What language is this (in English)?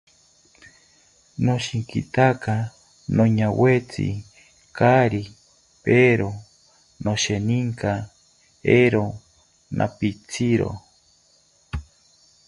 South Ucayali Ashéninka